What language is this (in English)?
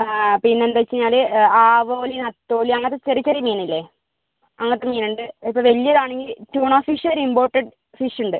Malayalam